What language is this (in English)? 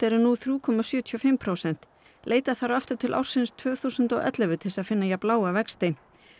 Icelandic